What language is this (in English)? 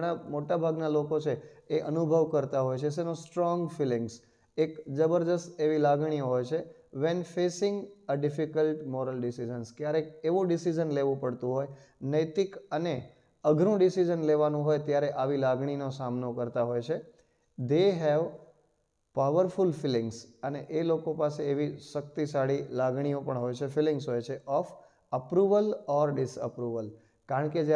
Hindi